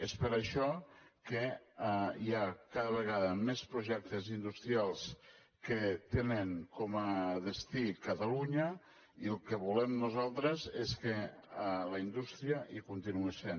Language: Catalan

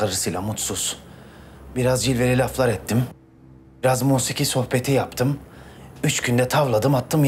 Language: Turkish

